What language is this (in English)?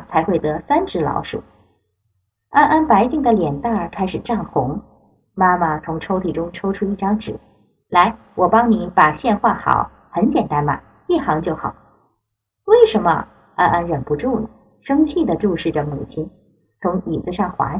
Chinese